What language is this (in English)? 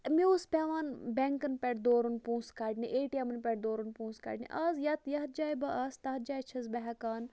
Kashmiri